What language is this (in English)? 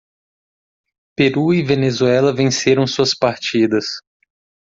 Portuguese